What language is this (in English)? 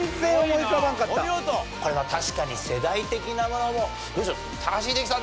Japanese